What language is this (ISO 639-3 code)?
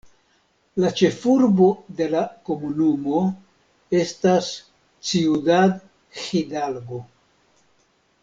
epo